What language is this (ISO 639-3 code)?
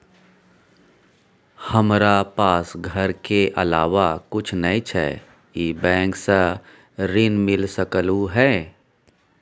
mai